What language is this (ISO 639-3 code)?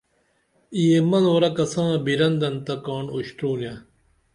dml